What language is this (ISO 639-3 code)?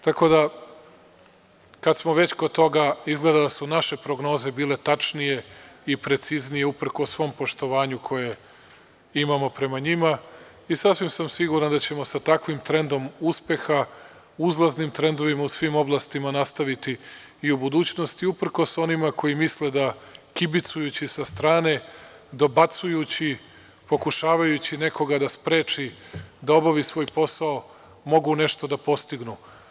srp